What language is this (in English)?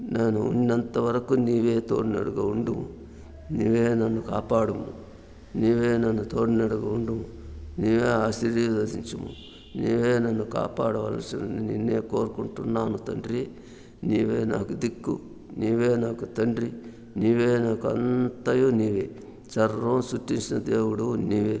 Telugu